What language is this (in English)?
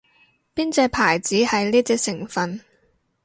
Cantonese